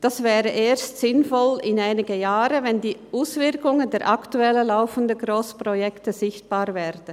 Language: Swiss German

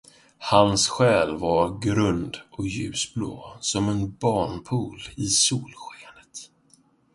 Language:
Swedish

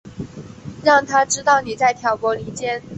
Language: Chinese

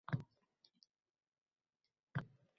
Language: Uzbek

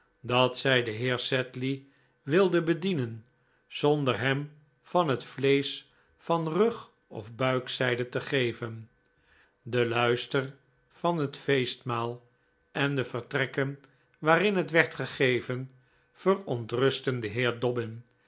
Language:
Dutch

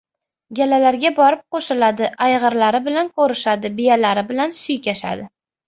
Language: Uzbek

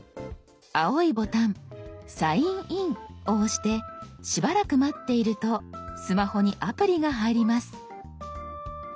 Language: Japanese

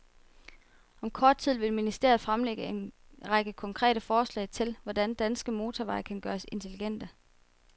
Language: Danish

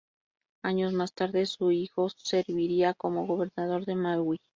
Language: Spanish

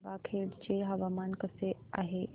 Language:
Marathi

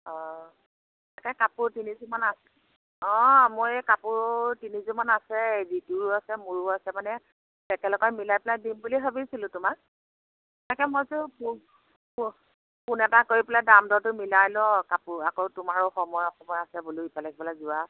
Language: Assamese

